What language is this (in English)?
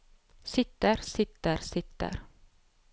Norwegian